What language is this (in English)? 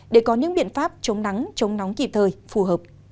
Vietnamese